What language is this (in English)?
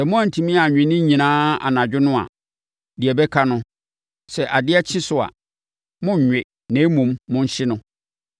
Akan